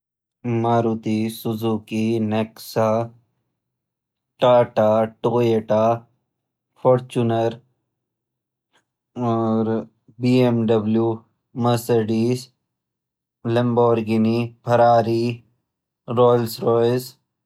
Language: Garhwali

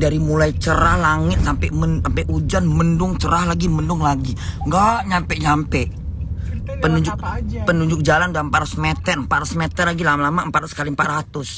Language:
Indonesian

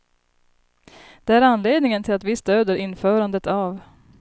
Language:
Swedish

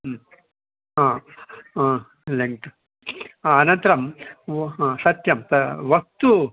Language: Sanskrit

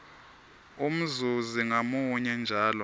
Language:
Swati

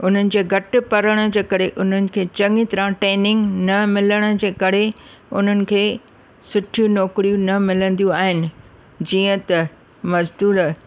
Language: Sindhi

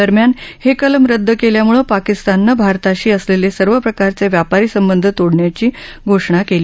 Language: Marathi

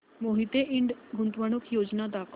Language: Marathi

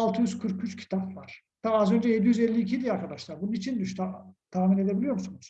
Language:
Turkish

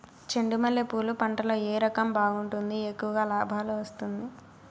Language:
Telugu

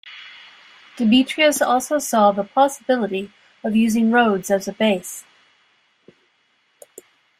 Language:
English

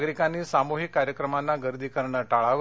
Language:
Marathi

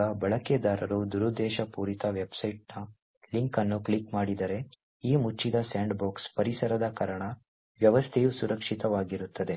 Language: Kannada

